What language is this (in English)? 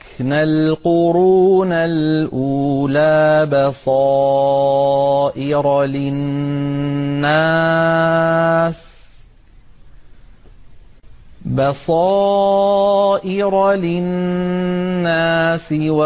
Arabic